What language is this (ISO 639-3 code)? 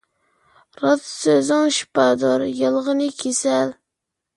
uig